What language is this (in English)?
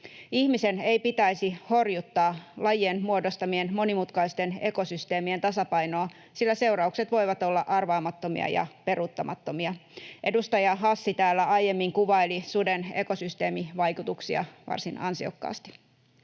Finnish